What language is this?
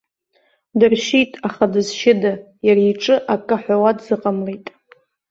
Abkhazian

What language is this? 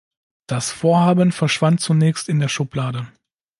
German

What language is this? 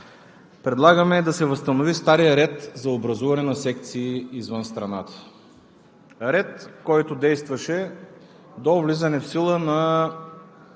Bulgarian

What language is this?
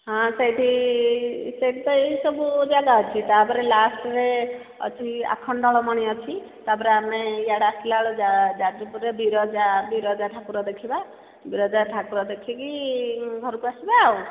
Odia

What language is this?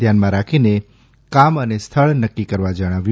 Gujarati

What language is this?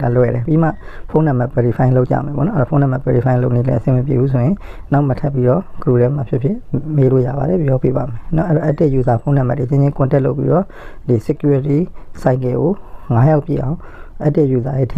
Thai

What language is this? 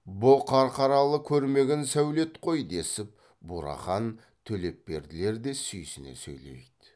Kazakh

